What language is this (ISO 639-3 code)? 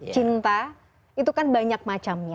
ind